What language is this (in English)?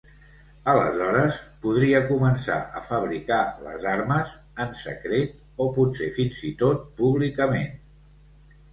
Catalan